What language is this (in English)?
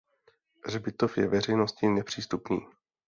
Czech